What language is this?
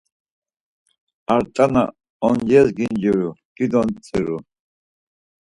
Laz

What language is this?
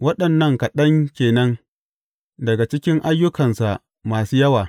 Hausa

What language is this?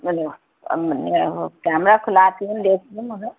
Urdu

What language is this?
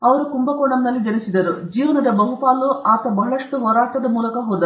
Kannada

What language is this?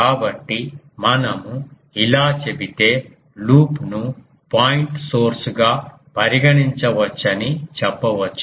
Telugu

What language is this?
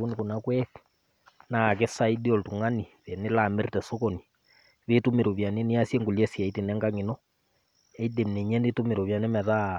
Masai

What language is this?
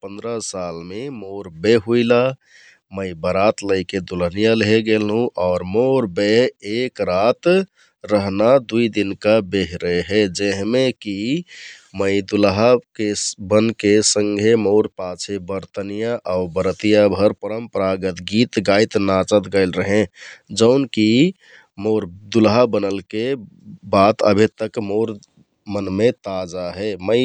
Kathoriya Tharu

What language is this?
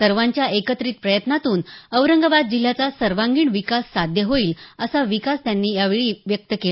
Marathi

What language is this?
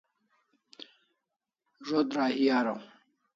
Kalasha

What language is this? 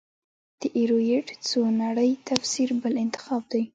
Pashto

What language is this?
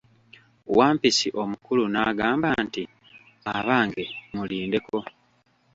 Ganda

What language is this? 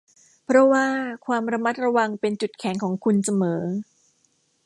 Thai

